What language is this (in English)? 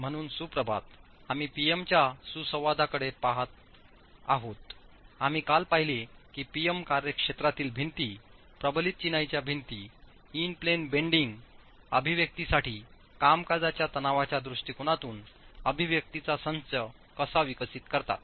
Marathi